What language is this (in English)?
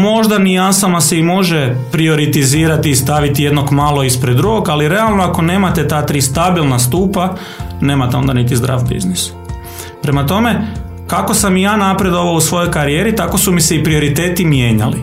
Croatian